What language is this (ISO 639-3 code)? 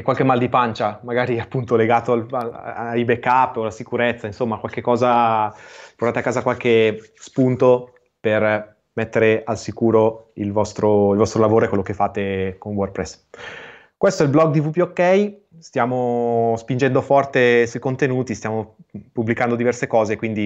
ita